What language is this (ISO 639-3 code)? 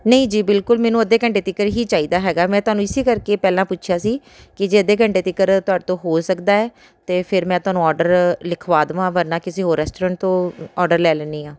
pan